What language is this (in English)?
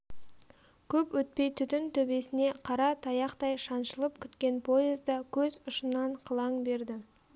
Kazakh